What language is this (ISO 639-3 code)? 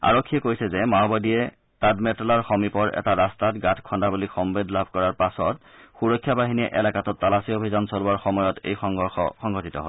asm